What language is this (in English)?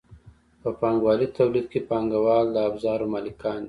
Pashto